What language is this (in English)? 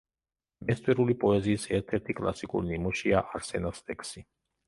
Georgian